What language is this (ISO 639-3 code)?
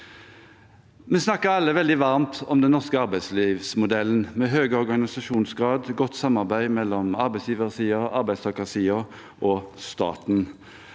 nor